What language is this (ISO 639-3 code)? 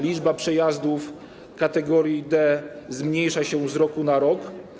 pol